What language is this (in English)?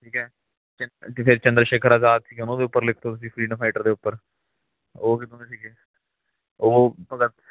Punjabi